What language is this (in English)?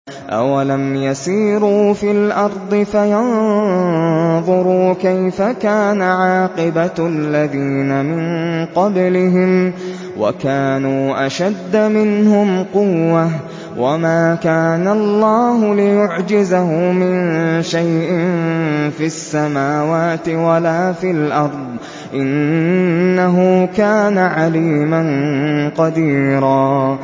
Arabic